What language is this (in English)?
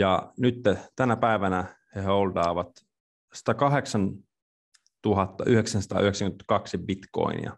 Finnish